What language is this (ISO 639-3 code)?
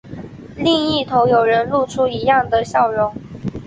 zho